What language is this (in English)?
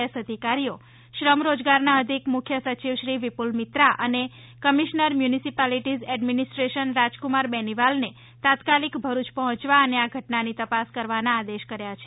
Gujarati